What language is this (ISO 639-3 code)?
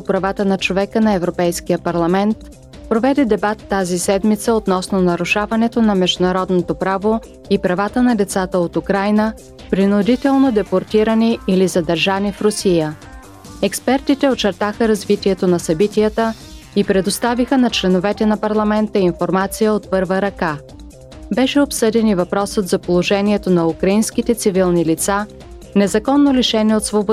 bul